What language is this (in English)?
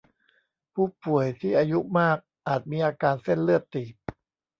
Thai